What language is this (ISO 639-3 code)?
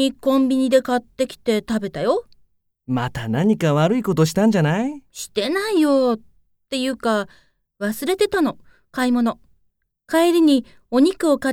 jpn